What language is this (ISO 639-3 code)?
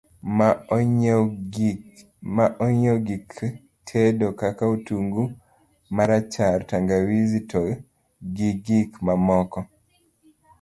luo